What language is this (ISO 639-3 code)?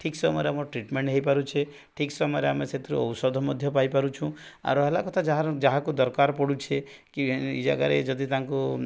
ori